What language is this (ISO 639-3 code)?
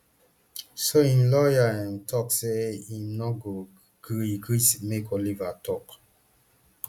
pcm